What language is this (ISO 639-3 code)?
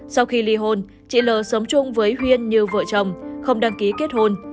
vie